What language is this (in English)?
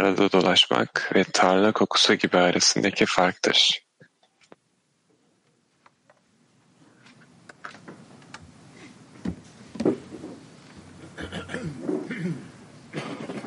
Turkish